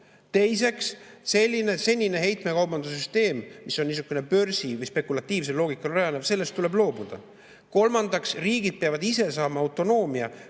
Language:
Estonian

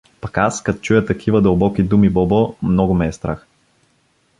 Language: Bulgarian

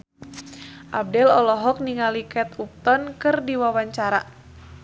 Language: Sundanese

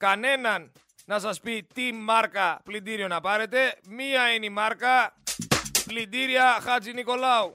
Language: Greek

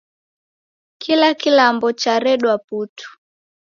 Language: Taita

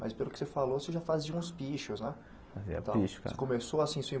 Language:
Portuguese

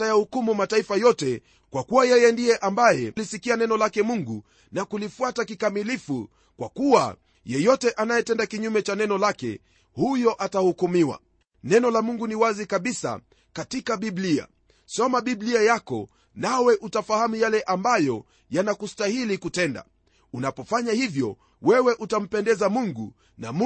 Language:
Swahili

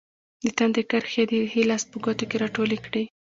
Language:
Pashto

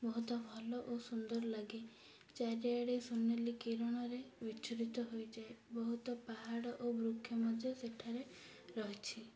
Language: Odia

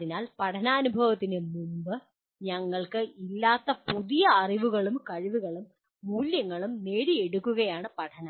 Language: Malayalam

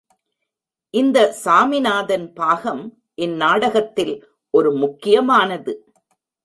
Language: Tamil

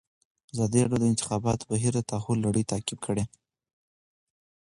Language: Pashto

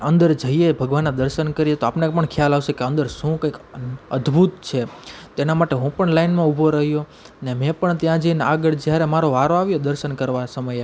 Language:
Gujarati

